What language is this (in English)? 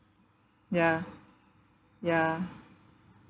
English